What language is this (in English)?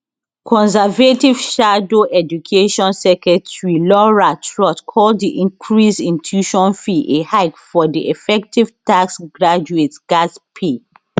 Nigerian Pidgin